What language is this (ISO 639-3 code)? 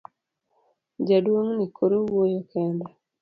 luo